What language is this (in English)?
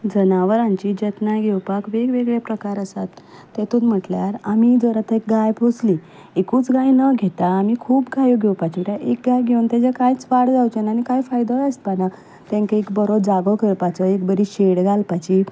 Konkani